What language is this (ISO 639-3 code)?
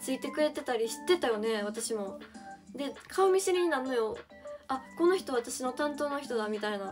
jpn